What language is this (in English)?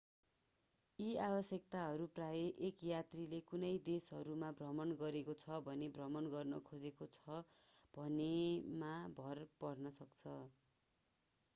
Nepali